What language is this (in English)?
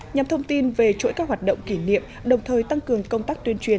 Vietnamese